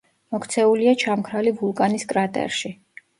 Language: Georgian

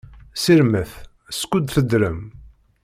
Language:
Kabyle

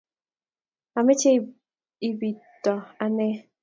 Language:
Kalenjin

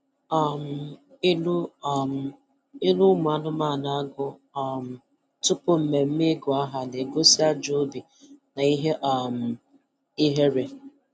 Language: Igbo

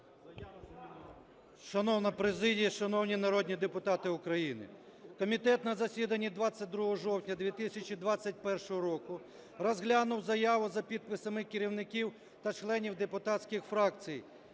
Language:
Ukrainian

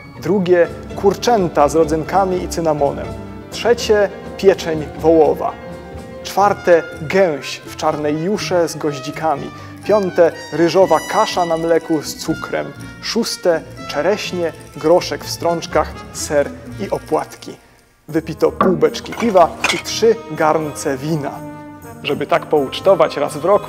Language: Polish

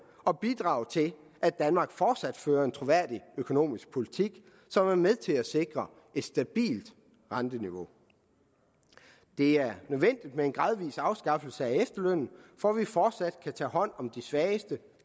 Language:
Danish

